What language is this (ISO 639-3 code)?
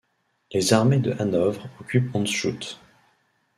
fra